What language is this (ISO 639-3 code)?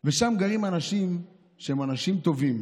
heb